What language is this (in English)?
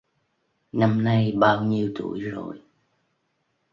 Vietnamese